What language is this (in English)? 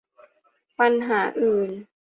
Thai